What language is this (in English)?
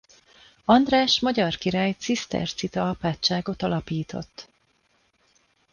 Hungarian